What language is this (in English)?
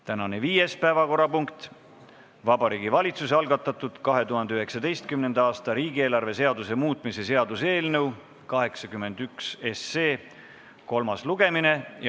Estonian